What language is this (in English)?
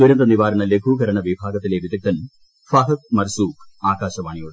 Malayalam